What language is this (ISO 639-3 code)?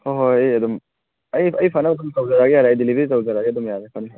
mni